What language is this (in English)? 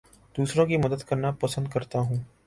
Urdu